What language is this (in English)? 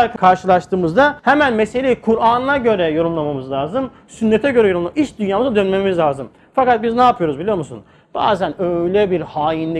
Turkish